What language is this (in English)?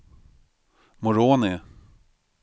Swedish